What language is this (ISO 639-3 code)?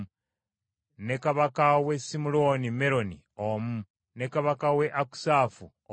lug